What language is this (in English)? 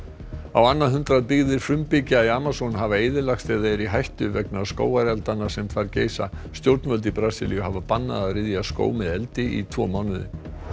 Icelandic